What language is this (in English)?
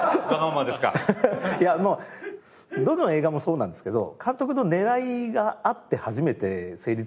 Japanese